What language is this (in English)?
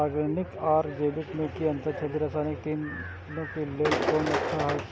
Maithili